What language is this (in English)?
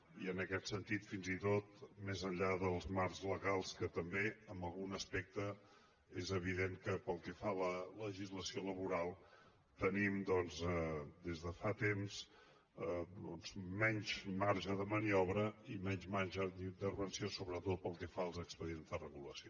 Catalan